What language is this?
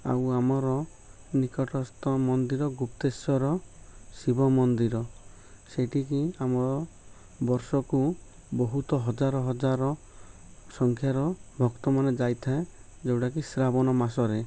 Odia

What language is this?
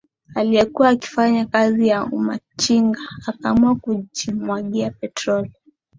Swahili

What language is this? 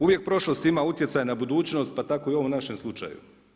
Croatian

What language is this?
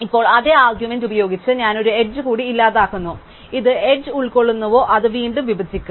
Malayalam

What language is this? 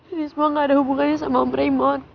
Indonesian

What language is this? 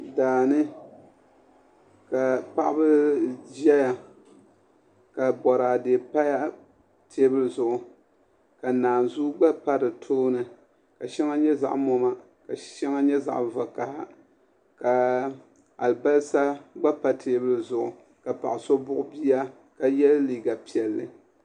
Dagbani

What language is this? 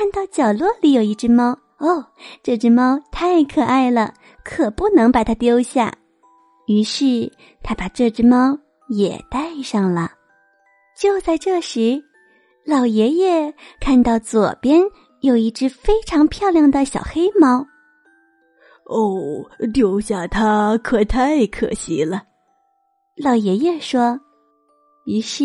Chinese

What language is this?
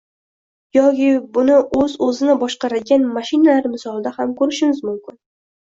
Uzbek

